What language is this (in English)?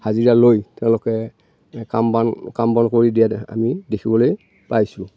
Assamese